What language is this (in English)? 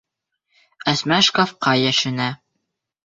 Bashkir